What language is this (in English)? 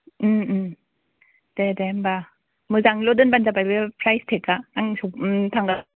Bodo